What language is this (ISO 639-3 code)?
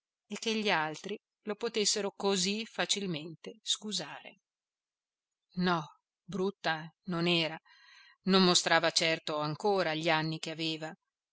ita